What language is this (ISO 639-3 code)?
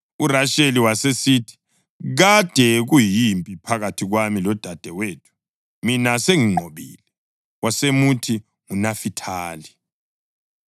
nde